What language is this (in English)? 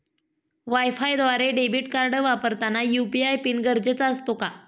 Marathi